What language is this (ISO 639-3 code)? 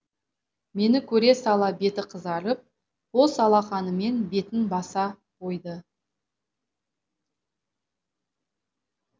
kaz